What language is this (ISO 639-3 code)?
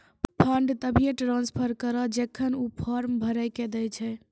mai